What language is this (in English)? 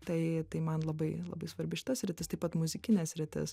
Lithuanian